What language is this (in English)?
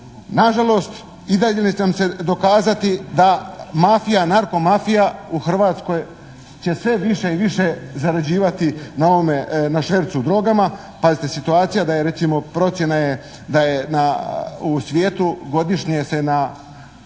Croatian